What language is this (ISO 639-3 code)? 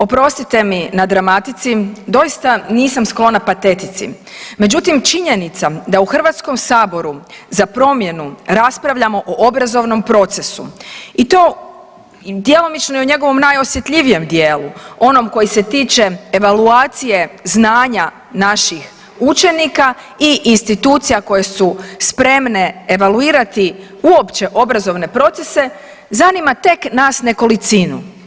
hrv